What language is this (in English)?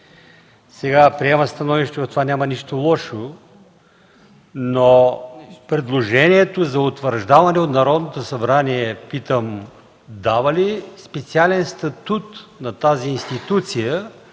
Bulgarian